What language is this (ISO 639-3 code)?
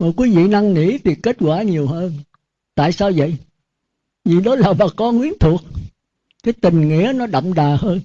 vie